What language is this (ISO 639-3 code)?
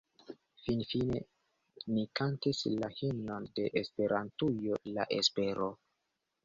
epo